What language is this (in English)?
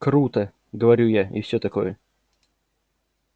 Russian